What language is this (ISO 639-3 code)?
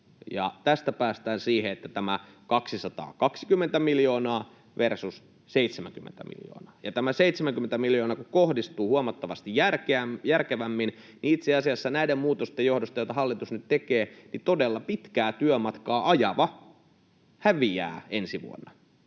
fin